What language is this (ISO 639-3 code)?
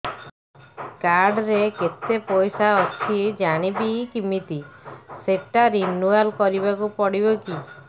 ori